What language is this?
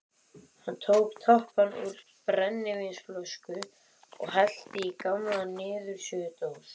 Icelandic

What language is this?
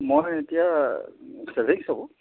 Assamese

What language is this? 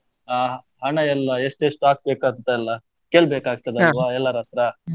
Kannada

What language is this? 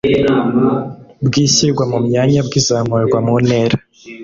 Kinyarwanda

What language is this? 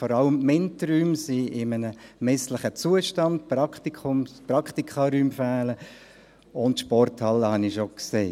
Swiss German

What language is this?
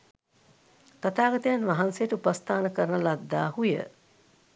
Sinhala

